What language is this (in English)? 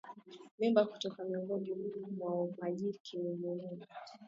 Swahili